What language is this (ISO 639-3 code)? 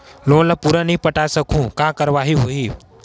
hne